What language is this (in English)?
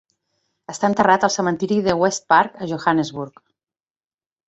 Catalan